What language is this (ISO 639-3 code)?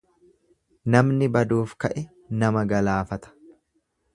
orm